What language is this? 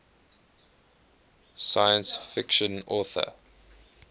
English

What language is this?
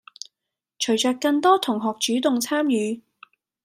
Cantonese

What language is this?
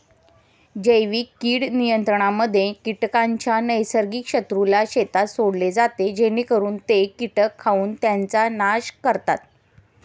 Marathi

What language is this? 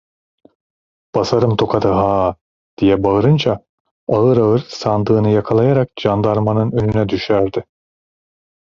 Turkish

